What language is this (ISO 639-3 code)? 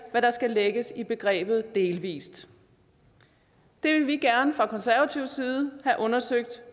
dan